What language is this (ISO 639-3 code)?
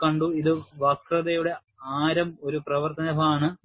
mal